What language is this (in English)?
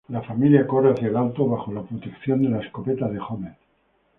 Spanish